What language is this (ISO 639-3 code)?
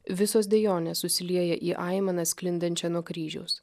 lit